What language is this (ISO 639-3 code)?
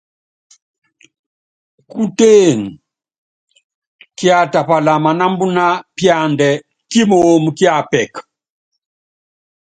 yav